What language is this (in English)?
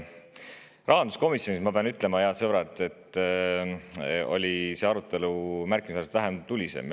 Estonian